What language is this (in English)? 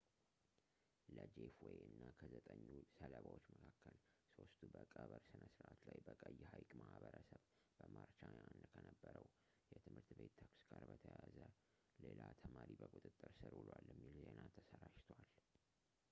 Amharic